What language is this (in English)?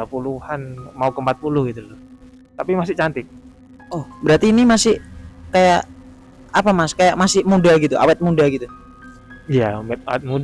Indonesian